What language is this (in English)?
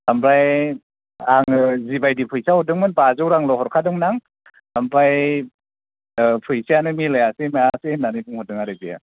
Bodo